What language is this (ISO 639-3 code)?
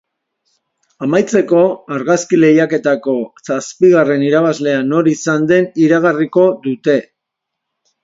eus